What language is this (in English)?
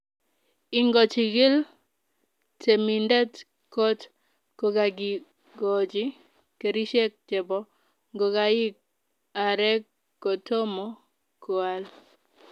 Kalenjin